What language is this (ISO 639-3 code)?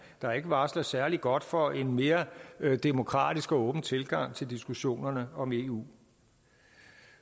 dan